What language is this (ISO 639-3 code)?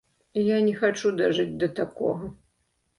bel